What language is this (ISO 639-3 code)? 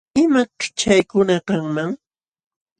qxw